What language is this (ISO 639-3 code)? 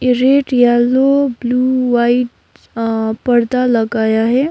hin